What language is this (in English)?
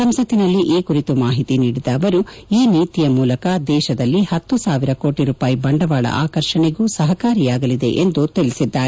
Kannada